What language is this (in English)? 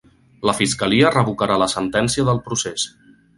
Catalan